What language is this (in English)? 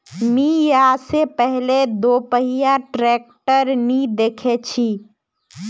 Magahi